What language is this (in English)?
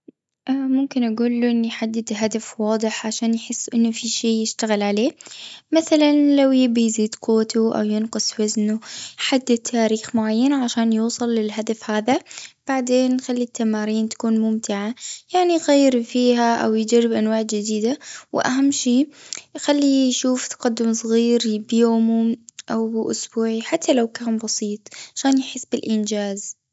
Gulf Arabic